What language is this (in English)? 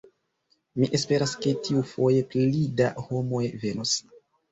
Esperanto